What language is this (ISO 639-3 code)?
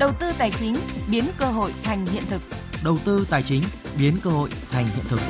vie